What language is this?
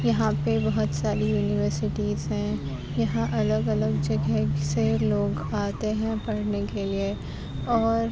Urdu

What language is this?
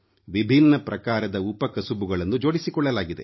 Kannada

